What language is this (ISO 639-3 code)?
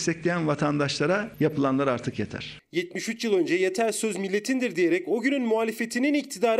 tur